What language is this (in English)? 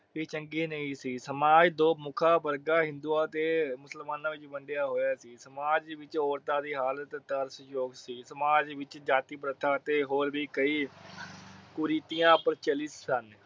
Punjabi